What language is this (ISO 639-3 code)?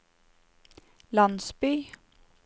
nor